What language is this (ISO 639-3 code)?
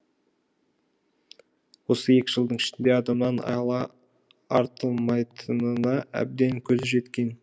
kaz